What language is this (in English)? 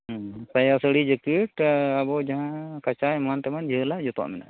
Santali